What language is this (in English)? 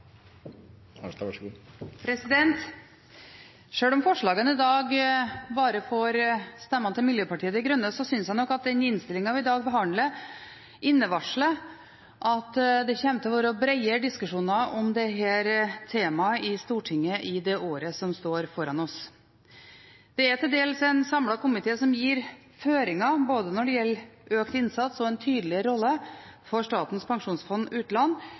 Norwegian Bokmål